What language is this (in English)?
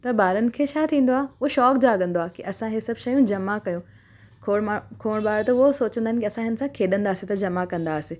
Sindhi